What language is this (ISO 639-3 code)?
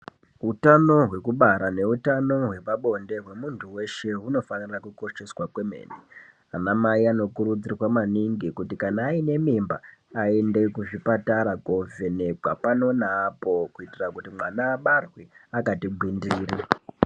ndc